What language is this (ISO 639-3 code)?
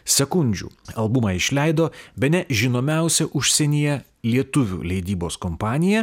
lit